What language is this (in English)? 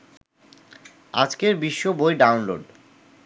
Bangla